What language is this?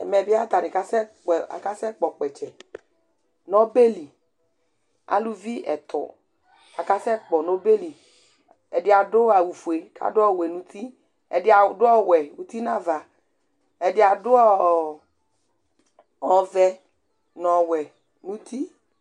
Ikposo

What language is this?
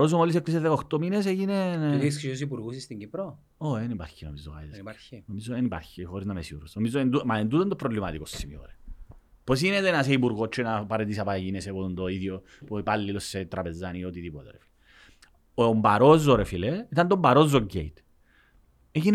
Greek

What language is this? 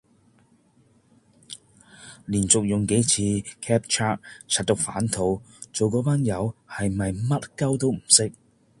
Cantonese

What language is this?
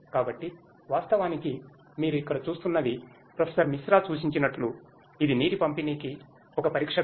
Telugu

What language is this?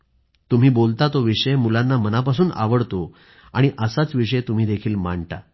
Marathi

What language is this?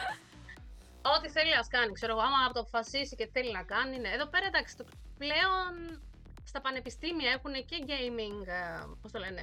Greek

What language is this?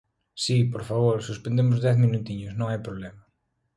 Galician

